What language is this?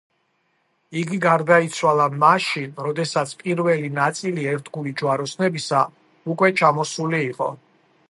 Georgian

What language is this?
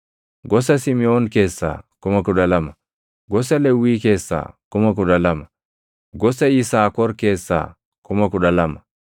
Oromo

